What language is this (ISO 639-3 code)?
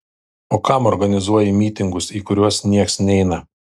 lit